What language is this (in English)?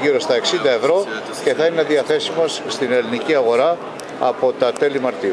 Greek